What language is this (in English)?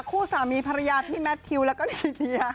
Thai